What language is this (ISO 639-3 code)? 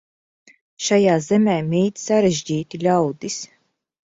lav